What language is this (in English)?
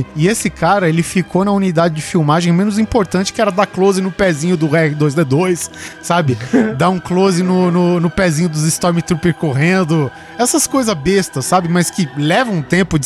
Portuguese